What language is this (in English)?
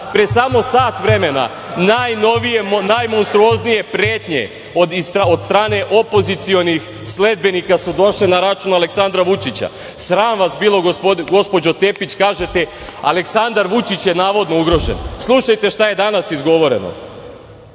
Serbian